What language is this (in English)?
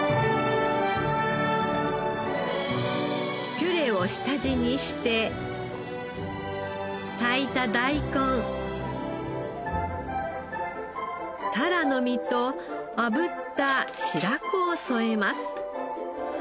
Japanese